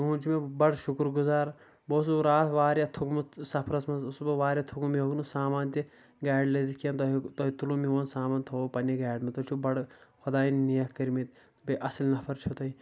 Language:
Kashmiri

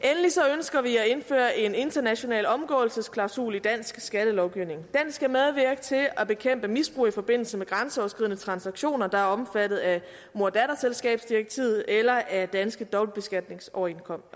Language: Danish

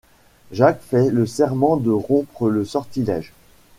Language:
French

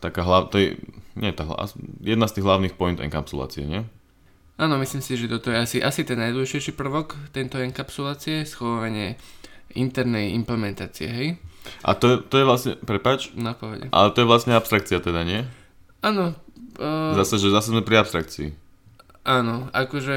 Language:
Slovak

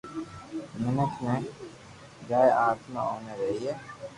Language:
Loarki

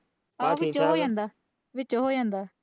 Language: Punjabi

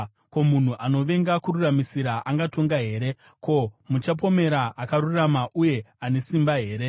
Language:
Shona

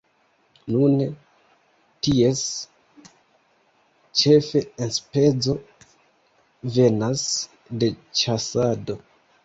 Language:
Esperanto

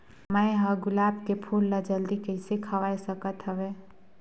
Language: Chhattisgarhi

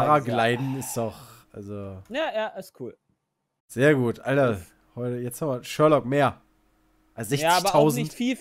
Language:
German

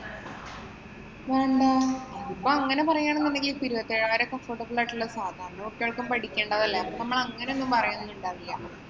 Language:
Malayalam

